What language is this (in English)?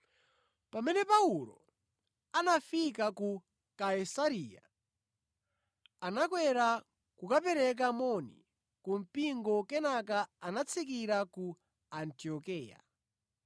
Nyanja